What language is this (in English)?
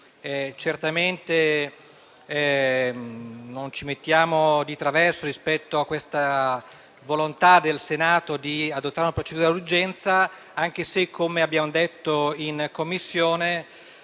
Italian